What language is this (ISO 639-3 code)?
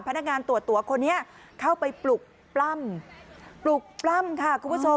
tha